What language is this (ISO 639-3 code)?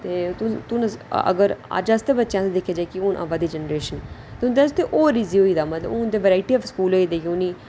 doi